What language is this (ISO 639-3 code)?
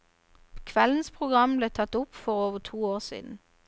nor